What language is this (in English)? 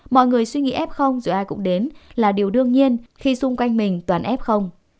Vietnamese